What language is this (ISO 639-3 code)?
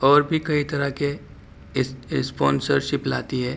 urd